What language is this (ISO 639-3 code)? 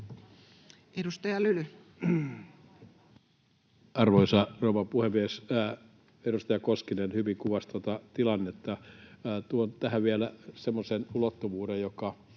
fin